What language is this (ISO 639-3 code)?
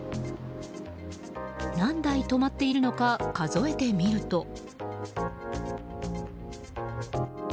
jpn